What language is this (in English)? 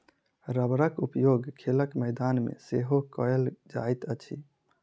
Maithili